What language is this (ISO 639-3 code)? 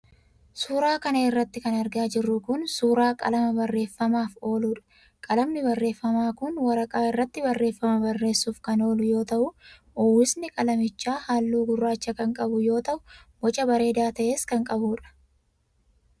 orm